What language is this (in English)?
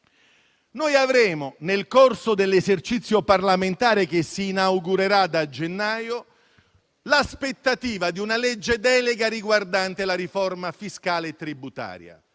Italian